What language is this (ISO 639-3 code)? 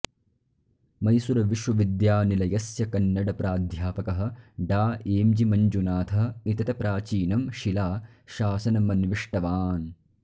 san